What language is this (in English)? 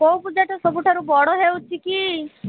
Odia